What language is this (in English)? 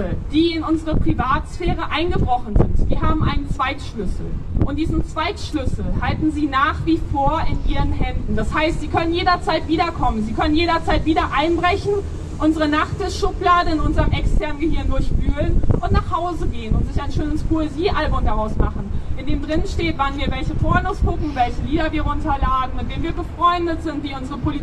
German